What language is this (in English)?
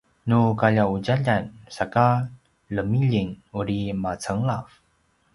Paiwan